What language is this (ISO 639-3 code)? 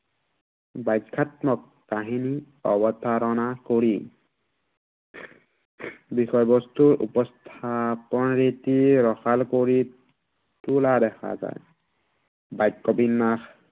asm